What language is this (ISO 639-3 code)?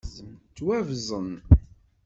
kab